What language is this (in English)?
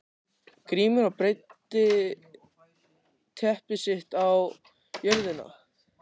Icelandic